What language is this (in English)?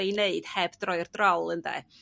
Welsh